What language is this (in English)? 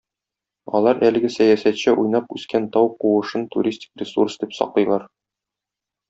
Tatar